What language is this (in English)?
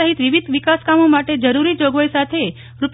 Gujarati